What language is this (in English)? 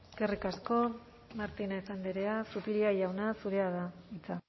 Basque